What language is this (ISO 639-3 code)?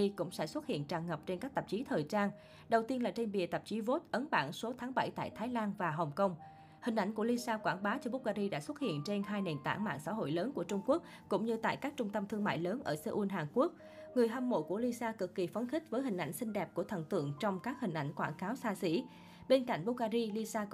vie